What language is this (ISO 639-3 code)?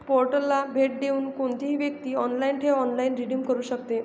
mar